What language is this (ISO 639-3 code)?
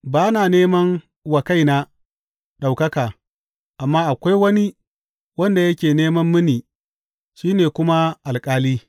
hau